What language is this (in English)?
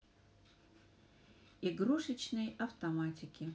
Russian